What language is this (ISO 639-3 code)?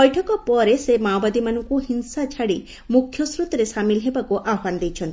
ori